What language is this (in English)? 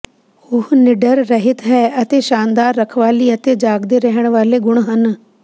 Punjabi